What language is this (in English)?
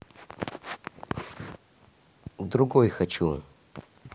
Russian